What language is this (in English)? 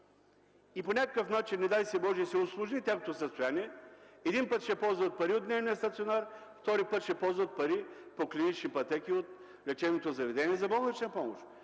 Bulgarian